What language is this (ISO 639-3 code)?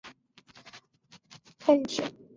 zho